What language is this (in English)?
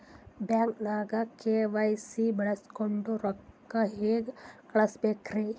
Kannada